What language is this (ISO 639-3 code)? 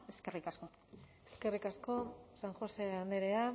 eus